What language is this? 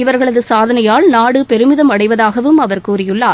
Tamil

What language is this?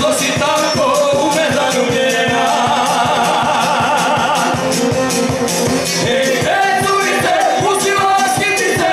Romanian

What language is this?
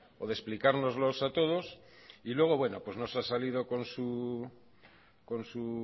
Spanish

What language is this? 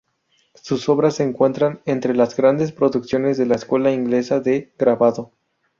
Spanish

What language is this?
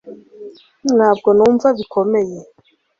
Kinyarwanda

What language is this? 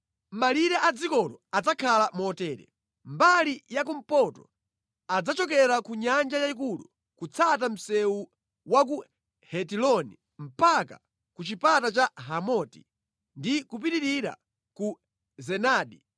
Nyanja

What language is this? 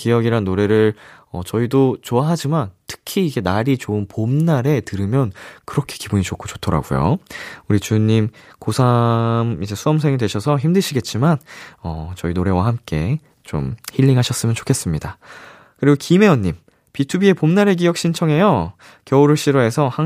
Korean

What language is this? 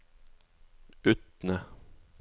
Norwegian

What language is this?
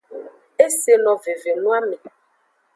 Aja (Benin)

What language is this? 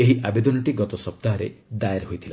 Odia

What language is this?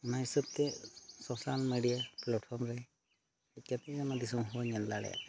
Santali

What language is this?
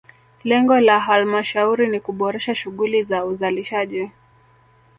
Swahili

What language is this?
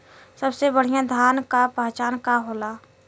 Bhojpuri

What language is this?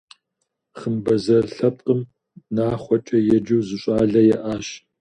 Kabardian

